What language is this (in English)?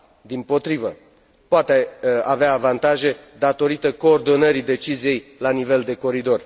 Romanian